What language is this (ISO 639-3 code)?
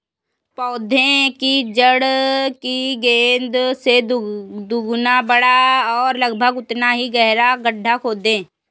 hin